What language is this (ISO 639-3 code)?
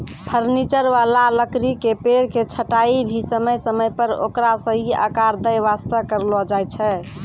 mai